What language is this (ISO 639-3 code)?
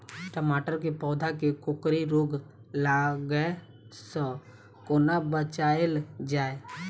mai